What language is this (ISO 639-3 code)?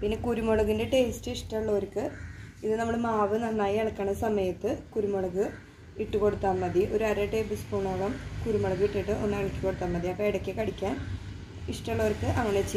tur